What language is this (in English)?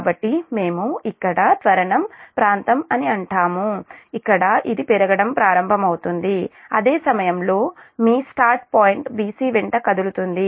Telugu